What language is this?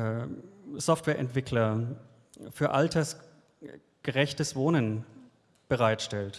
German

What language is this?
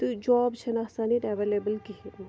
Kashmiri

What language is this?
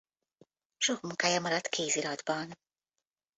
Hungarian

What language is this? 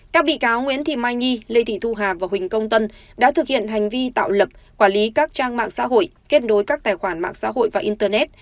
Vietnamese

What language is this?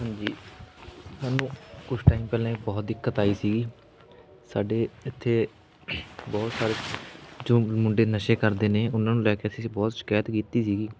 Punjabi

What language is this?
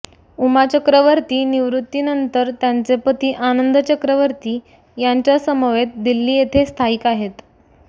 Marathi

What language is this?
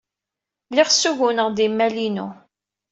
Kabyle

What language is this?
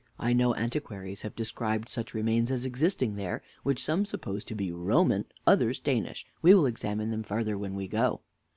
English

